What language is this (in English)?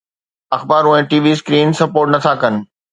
Sindhi